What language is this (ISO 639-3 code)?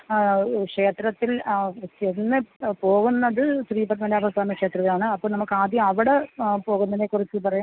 mal